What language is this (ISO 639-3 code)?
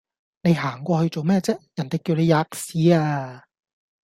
yue